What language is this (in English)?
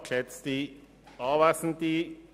Swiss German